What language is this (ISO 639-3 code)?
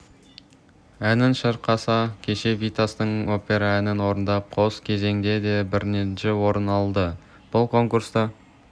kaz